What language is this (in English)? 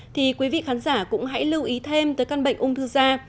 Vietnamese